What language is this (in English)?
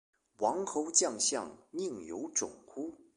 Chinese